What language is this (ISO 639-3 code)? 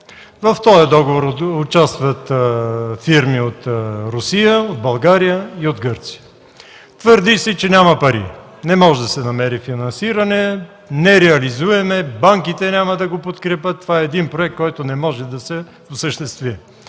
bul